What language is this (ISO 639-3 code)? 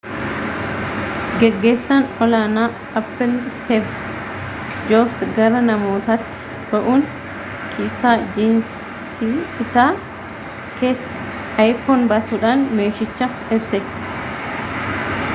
orm